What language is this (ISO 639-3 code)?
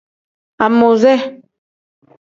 kdh